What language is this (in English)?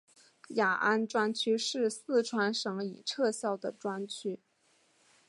Chinese